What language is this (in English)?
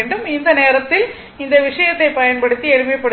Tamil